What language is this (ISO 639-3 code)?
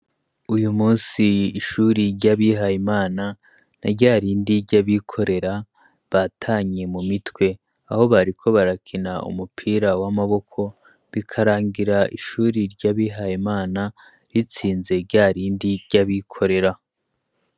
run